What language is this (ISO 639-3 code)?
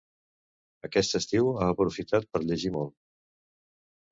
cat